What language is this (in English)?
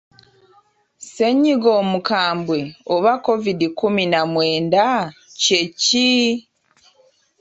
Ganda